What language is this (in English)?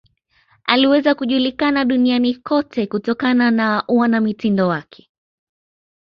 Swahili